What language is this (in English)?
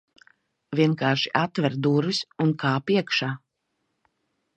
Latvian